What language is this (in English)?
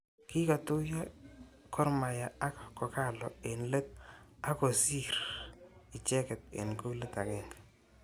Kalenjin